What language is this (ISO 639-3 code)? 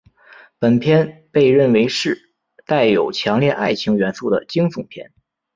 zho